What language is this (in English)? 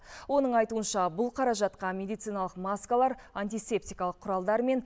Kazakh